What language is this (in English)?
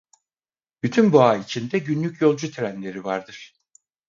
Turkish